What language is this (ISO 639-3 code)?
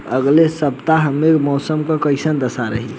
bho